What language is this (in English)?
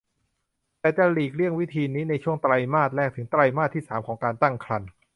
Thai